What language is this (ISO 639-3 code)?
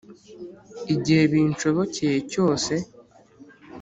kin